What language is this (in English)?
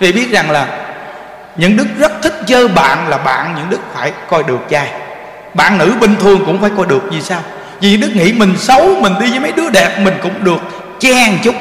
Vietnamese